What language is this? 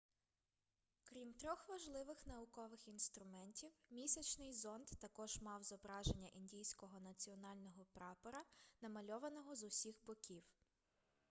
Ukrainian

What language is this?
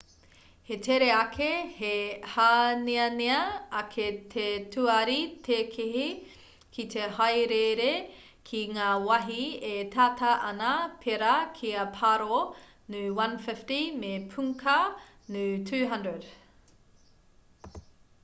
Māori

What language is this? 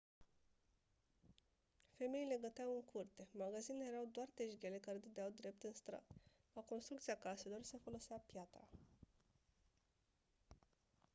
Romanian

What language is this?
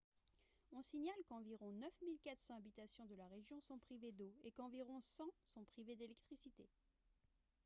French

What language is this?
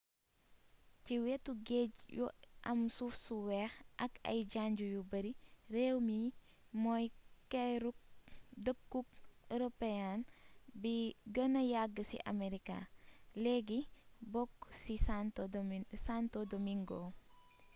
Wolof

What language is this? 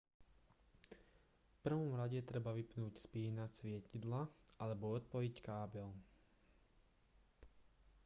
Slovak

